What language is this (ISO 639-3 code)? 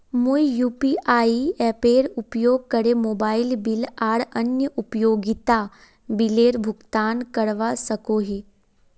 mag